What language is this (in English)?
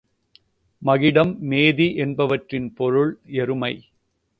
Tamil